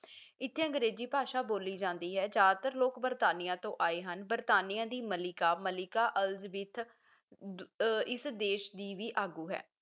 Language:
Punjabi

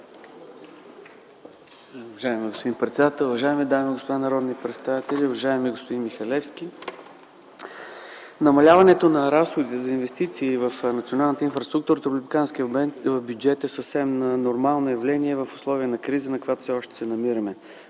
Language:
Bulgarian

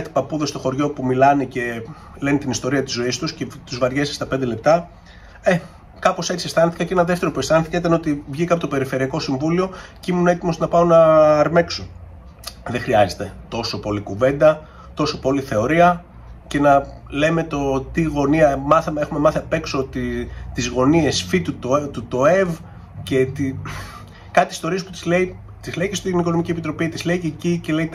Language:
Greek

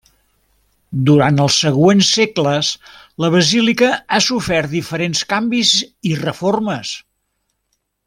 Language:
Catalan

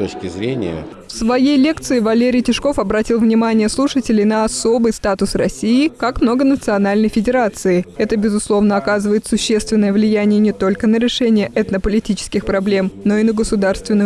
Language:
Russian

